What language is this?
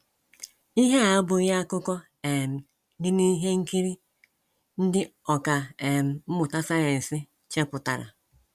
Igbo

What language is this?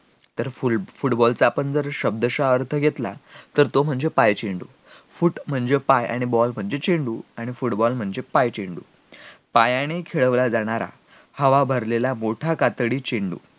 Marathi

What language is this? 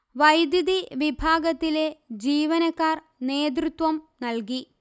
Malayalam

